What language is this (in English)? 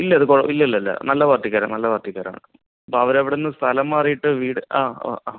Malayalam